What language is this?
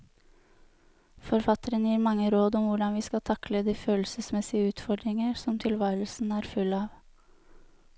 Norwegian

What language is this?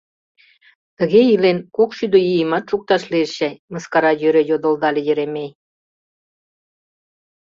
Mari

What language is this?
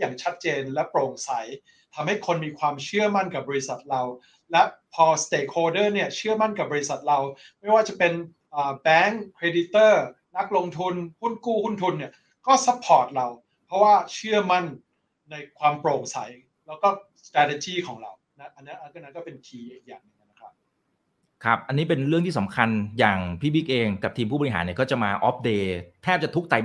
Thai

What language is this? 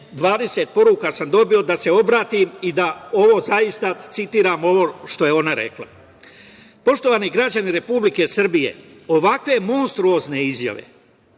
Serbian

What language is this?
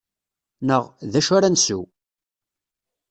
Kabyle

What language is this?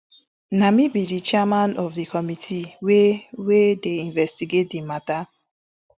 Nigerian Pidgin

